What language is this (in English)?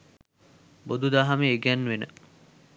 Sinhala